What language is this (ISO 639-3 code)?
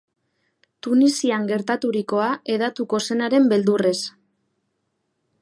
eus